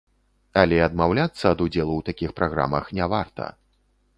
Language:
Belarusian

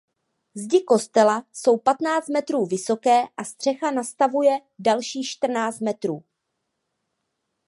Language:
Czech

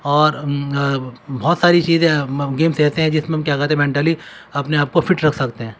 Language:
Urdu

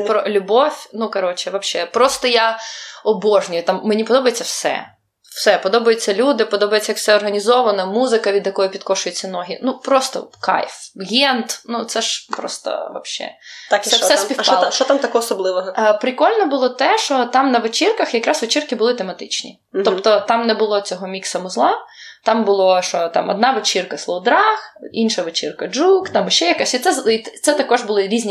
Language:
Ukrainian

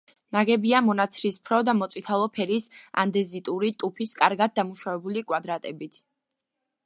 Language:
Georgian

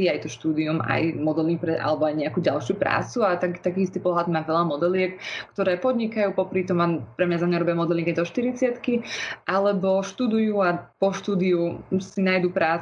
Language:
Slovak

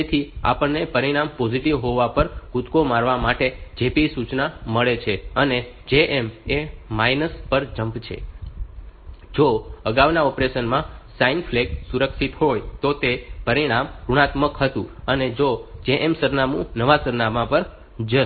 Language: Gujarati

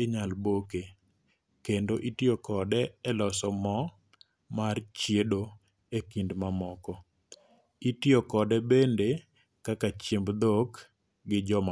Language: Luo (Kenya and Tanzania)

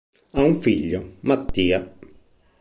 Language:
Italian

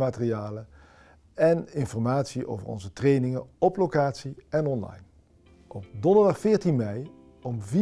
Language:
Dutch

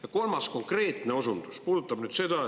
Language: Estonian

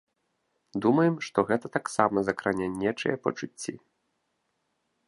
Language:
Belarusian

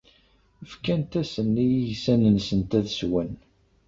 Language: Kabyle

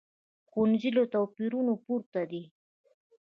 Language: Pashto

